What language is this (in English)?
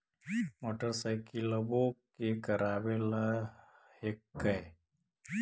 Magahi